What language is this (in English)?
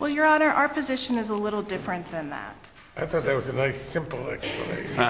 English